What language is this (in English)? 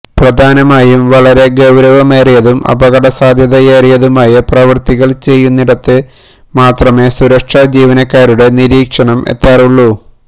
Malayalam